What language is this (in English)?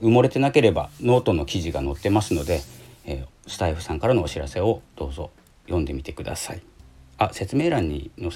Japanese